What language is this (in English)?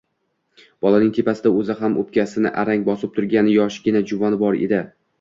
Uzbek